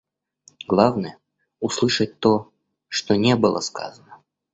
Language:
Russian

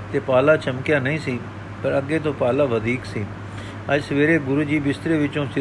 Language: Punjabi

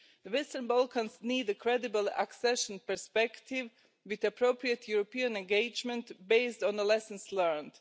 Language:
English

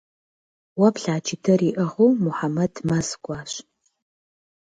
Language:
Kabardian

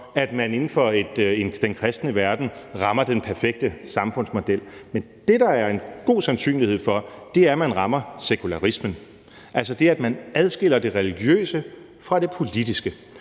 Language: Danish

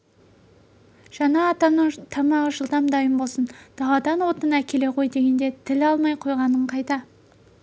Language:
Kazakh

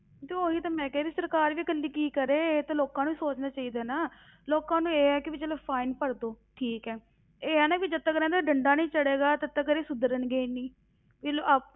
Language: Punjabi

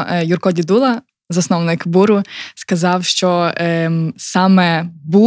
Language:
Ukrainian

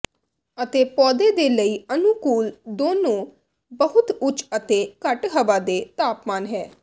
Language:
Punjabi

